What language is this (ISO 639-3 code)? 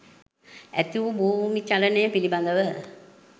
sin